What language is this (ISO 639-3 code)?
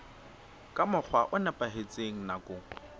sot